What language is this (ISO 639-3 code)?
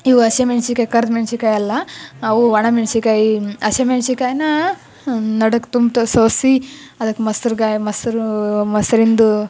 kan